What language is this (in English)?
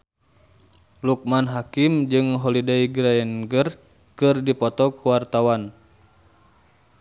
Sundanese